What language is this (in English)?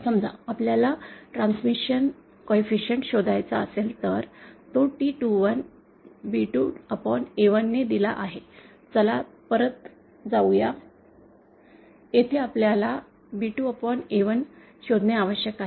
Marathi